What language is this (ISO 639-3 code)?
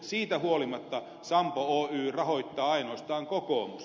fin